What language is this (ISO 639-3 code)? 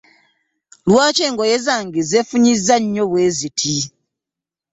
lug